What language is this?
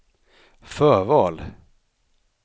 Swedish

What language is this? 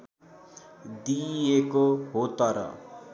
Nepali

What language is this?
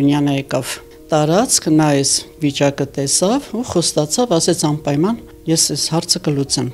Romanian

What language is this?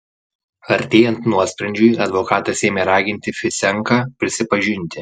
Lithuanian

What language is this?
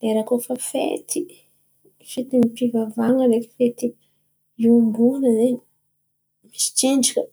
Antankarana Malagasy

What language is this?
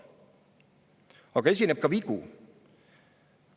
Estonian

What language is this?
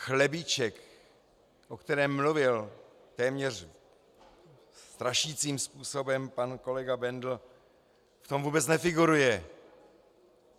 Czech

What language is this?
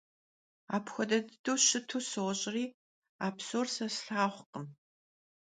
Kabardian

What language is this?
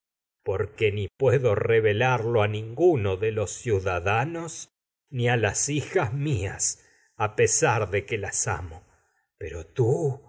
Spanish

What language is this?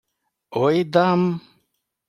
Ukrainian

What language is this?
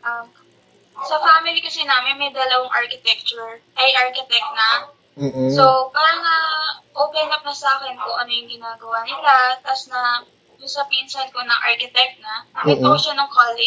Filipino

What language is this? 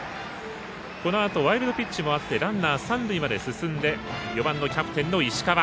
Japanese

